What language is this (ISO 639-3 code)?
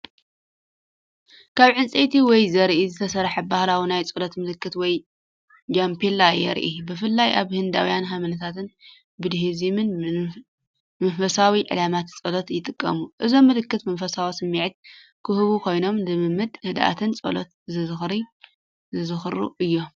tir